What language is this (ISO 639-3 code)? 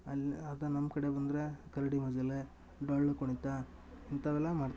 kan